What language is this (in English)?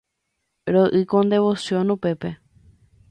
Guarani